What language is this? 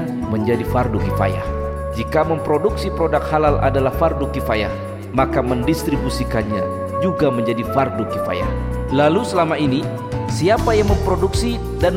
Indonesian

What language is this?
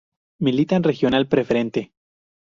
Spanish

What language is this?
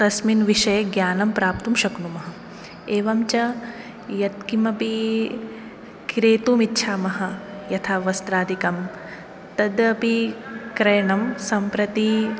Sanskrit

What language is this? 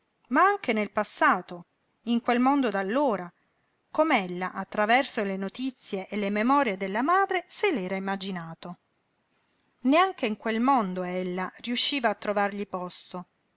Italian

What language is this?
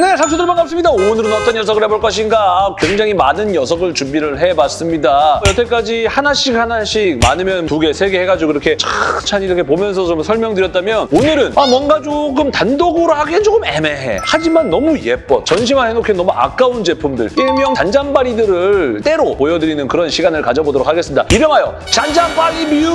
Korean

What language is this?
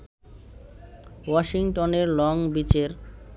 Bangla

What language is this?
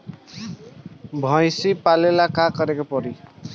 Bhojpuri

